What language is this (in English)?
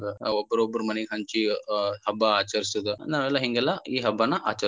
Kannada